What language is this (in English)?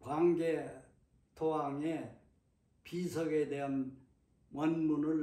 Korean